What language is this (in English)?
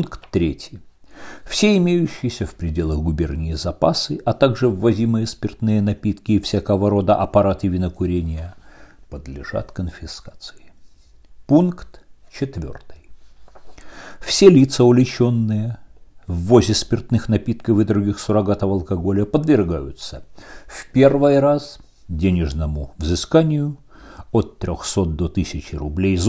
Russian